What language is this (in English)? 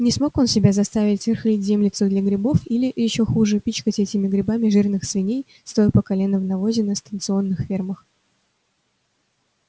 Russian